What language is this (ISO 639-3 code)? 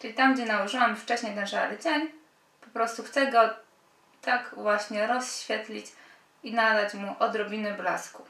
pol